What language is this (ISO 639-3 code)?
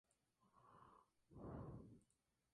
spa